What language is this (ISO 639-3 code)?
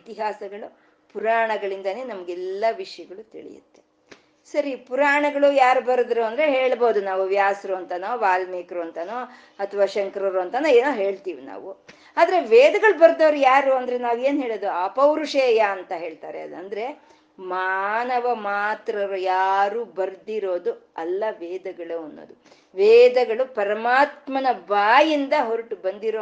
kan